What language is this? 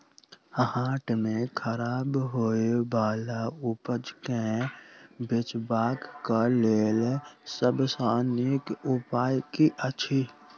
Maithili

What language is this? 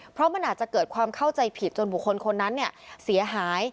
Thai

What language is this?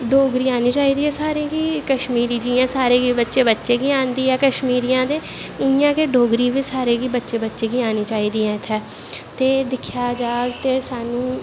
Dogri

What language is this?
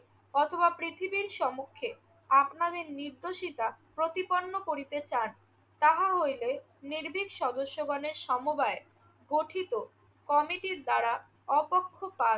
Bangla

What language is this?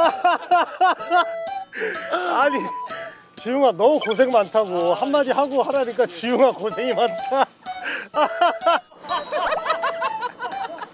Korean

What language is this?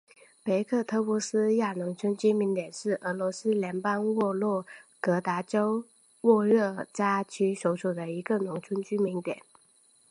Chinese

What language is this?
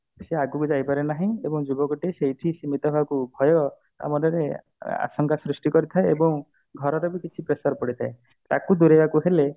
Odia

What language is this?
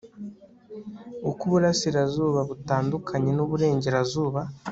Kinyarwanda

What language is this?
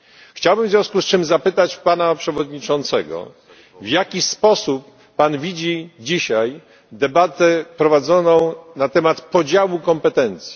Polish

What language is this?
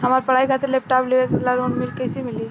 Bhojpuri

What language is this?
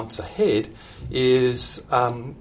Indonesian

